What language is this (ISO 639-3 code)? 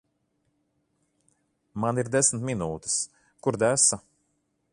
lav